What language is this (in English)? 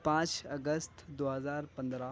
Urdu